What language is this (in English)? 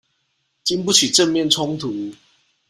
Chinese